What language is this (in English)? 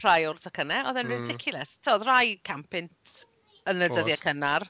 Welsh